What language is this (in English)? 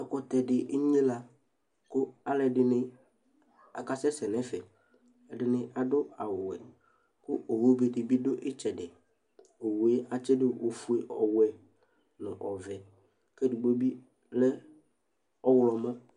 Ikposo